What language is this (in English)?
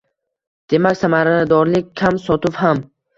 Uzbek